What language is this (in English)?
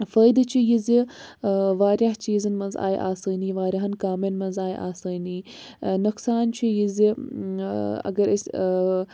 Kashmiri